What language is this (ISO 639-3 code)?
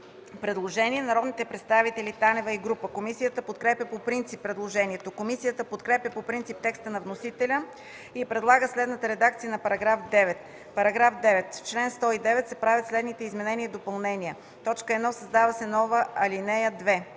bul